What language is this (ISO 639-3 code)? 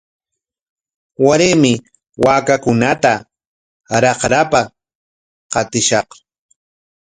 qwa